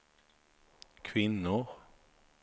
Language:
Swedish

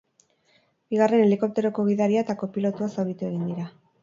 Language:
Basque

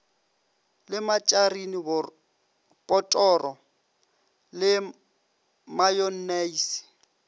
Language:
Northern Sotho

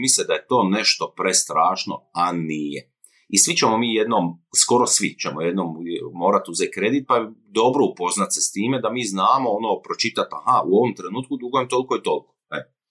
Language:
Croatian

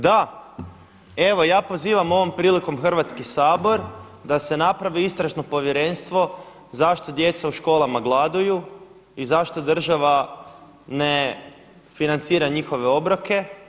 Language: Croatian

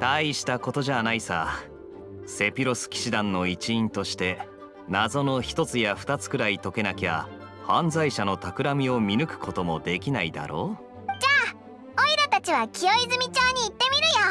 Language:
Japanese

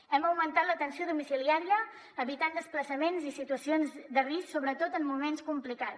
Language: Catalan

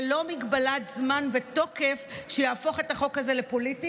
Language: Hebrew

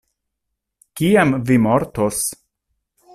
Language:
Esperanto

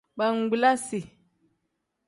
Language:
Tem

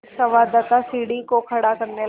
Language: Hindi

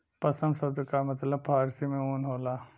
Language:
Bhojpuri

